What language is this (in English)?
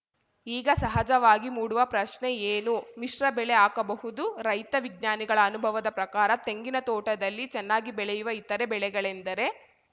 Kannada